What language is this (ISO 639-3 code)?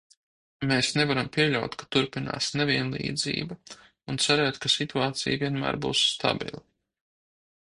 lav